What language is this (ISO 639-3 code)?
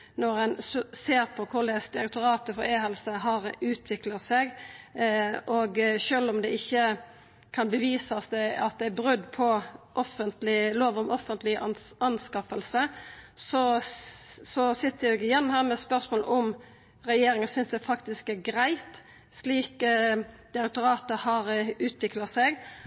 nno